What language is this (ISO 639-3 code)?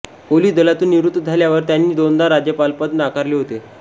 mar